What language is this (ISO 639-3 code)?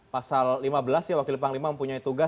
ind